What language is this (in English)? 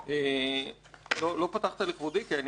Hebrew